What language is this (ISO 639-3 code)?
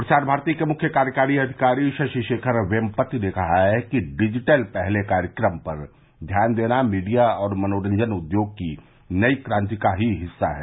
hin